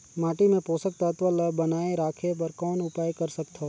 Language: Chhattisgarhi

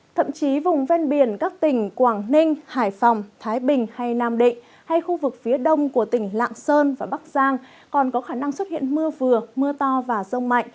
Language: Vietnamese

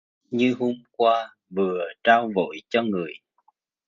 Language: Vietnamese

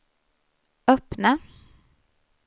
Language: Swedish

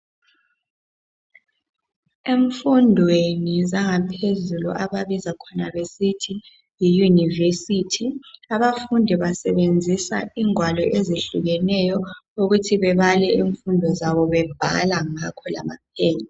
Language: North Ndebele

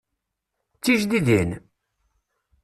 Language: Kabyle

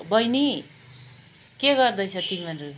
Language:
Nepali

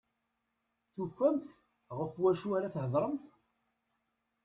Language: Kabyle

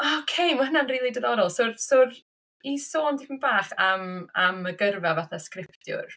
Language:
Welsh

